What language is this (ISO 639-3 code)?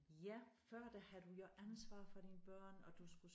dan